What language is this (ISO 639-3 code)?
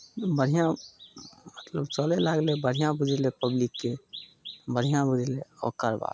mai